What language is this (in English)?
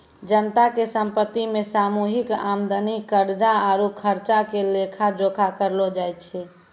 Maithili